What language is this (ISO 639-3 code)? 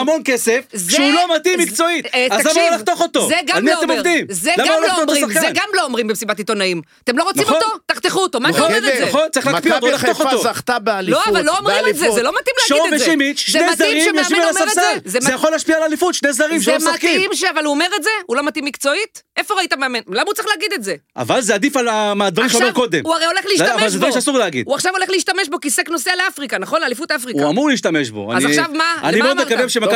heb